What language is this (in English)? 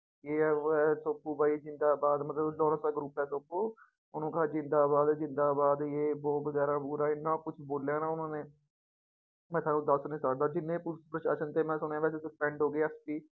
Punjabi